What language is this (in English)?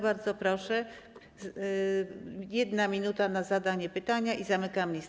Polish